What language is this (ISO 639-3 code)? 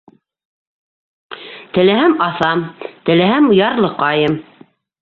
bak